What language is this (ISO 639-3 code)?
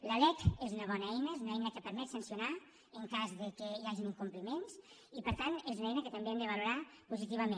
cat